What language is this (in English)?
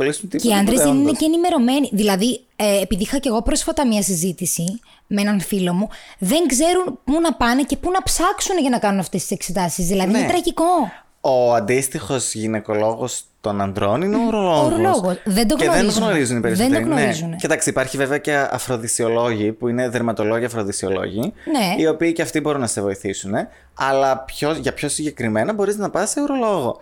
Greek